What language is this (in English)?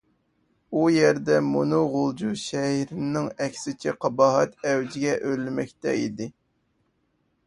Uyghur